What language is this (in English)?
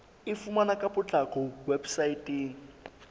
Southern Sotho